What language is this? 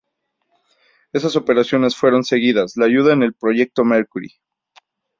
Spanish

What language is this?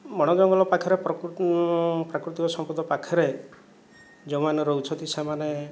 Odia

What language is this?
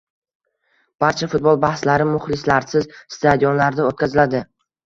Uzbek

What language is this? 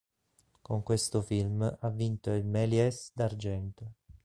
Italian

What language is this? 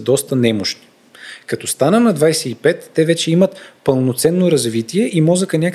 Bulgarian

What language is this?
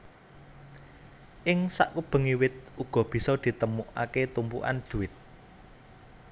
Javanese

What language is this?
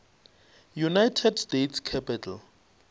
Northern Sotho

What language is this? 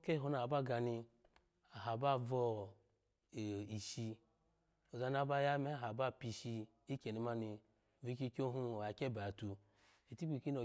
Alago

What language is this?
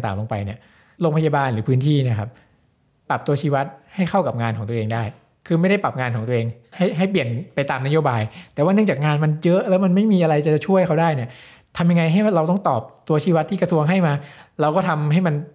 Thai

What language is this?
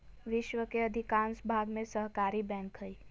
Magahi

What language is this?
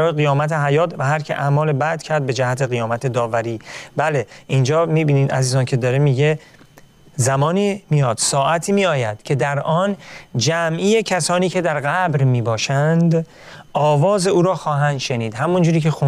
Persian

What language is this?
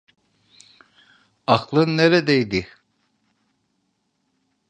Turkish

